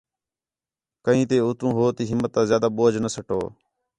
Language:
Khetrani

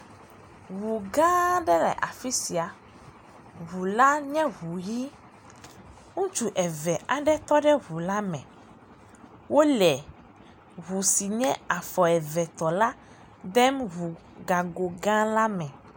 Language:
Ewe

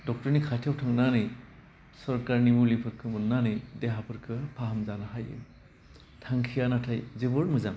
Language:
Bodo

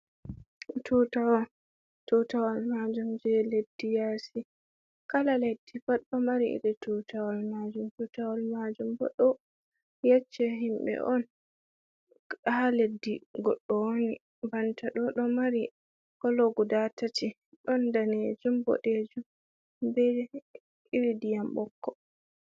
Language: Fula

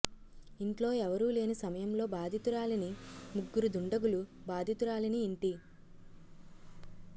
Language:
Telugu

